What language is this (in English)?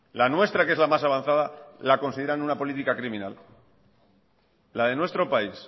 Spanish